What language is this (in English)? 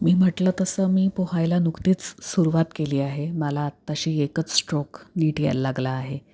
Marathi